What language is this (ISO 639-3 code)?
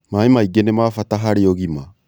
kik